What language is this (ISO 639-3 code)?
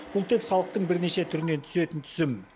kaz